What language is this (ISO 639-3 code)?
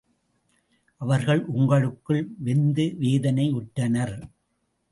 tam